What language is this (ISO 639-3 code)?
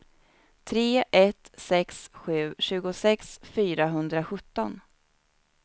swe